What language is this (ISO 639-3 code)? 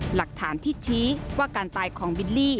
tha